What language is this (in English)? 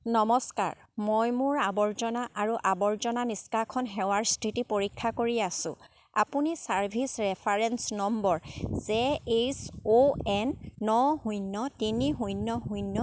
Assamese